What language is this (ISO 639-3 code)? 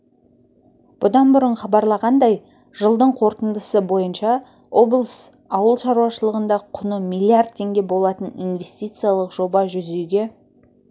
kaz